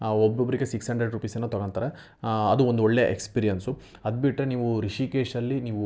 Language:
Kannada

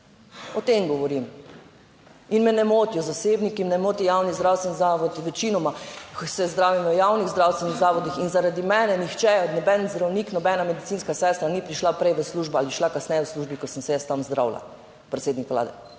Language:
Slovenian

